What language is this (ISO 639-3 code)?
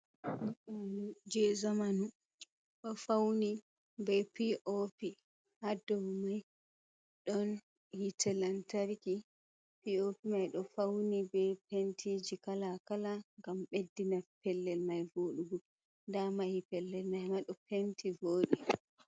ful